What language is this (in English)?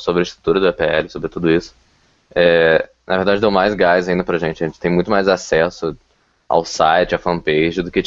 Portuguese